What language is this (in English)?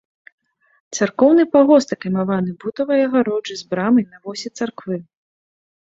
Belarusian